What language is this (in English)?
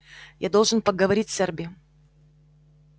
Russian